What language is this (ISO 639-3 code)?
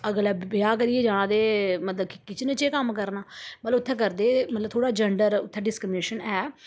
doi